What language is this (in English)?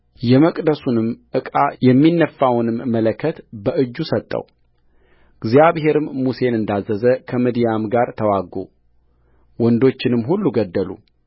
Amharic